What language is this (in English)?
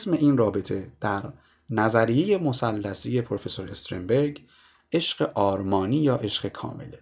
Persian